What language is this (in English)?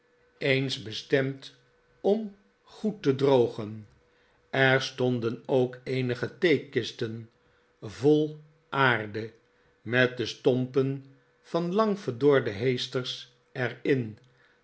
Dutch